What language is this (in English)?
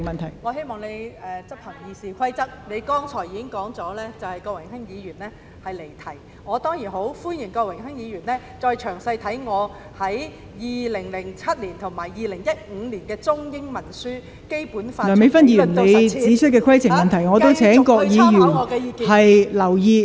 Cantonese